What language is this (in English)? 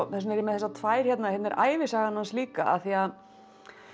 Icelandic